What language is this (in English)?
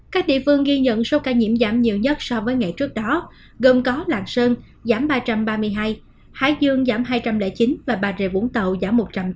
Vietnamese